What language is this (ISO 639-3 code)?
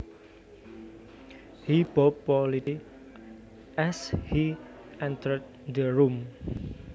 jav